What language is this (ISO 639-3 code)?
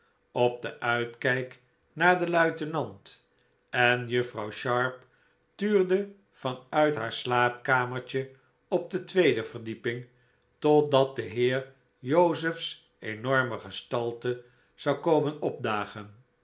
nld